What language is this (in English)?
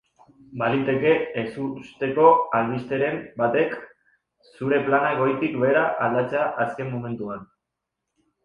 Basque